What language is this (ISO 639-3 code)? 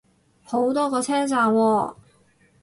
yue